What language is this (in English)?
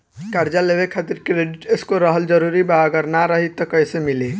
Bhojpuri